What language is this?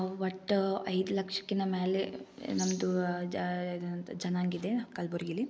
Kannada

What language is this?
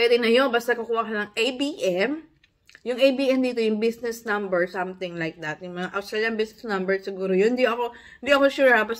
Filipino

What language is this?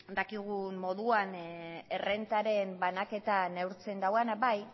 Basque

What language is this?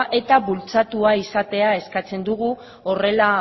Basque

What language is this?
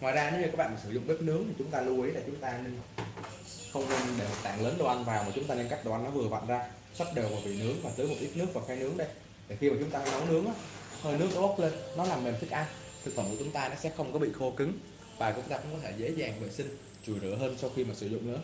Vietnamese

